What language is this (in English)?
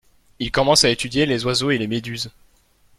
French